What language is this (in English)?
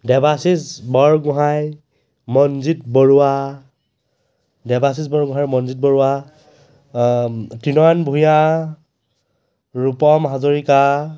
Assamese